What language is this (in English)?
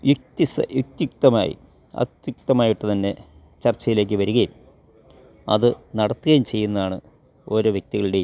Malayalam